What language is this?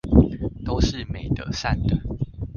Chinese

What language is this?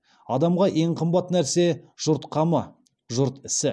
Kazakh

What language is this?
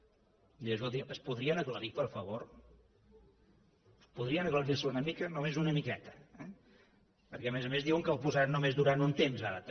Catalan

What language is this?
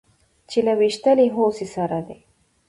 Pashto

